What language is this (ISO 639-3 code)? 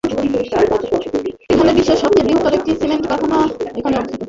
ben